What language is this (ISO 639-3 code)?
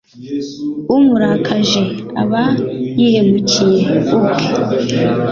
kin